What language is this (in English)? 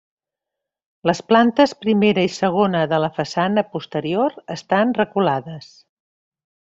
Catalan